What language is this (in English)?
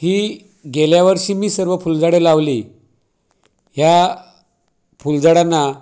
Marathi